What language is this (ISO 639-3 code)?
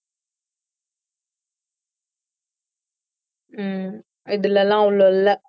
tam